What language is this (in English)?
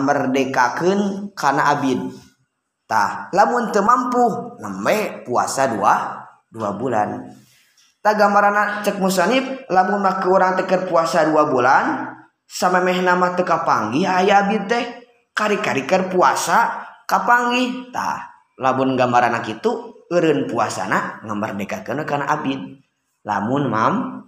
Indonesian